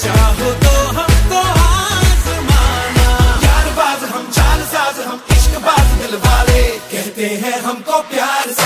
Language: Polish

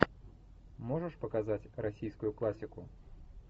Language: Russian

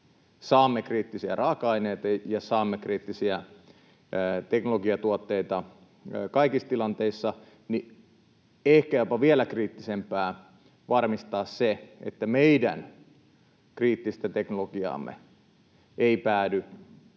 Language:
Finnish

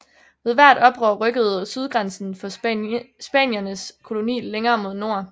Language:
Danish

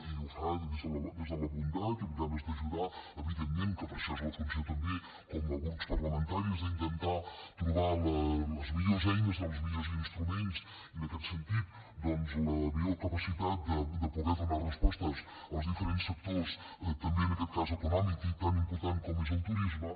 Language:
Catalan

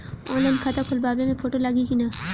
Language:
Bhojpuri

